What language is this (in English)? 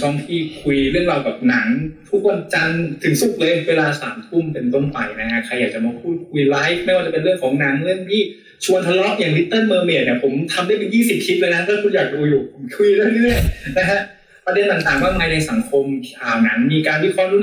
Thai